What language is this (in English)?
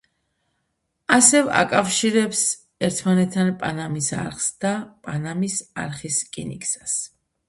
Georgian